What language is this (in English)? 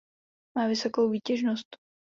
Czech